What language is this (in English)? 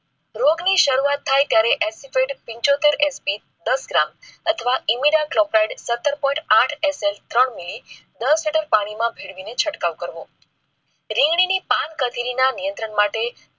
Gujarati